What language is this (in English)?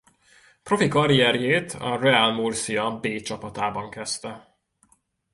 Hungarian